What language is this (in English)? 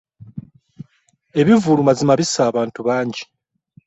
Ganda